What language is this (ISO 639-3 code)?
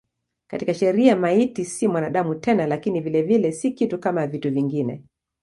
swa